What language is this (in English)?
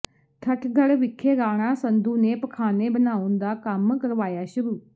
Punjabi